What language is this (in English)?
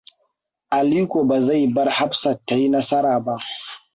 Hausa